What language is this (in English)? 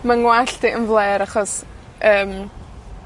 Welsh